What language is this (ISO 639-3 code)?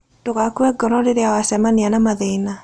kik